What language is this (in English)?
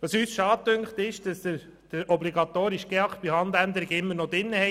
Swiss German